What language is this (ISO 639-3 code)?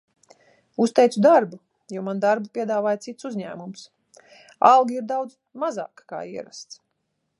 lav